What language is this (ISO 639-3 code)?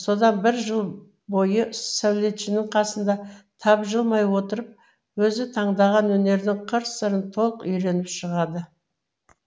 kaz